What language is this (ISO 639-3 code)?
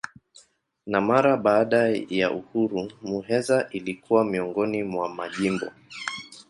swa